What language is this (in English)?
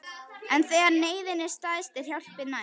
Icelandic